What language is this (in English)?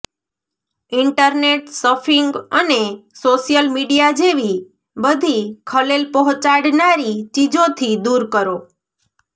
Gujarati